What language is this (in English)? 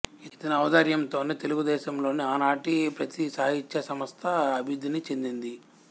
Telugu